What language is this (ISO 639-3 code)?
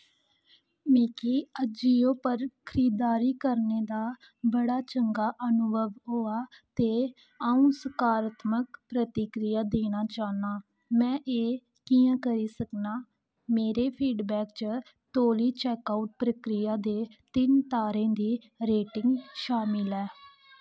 doi